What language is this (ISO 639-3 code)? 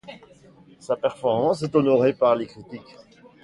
fra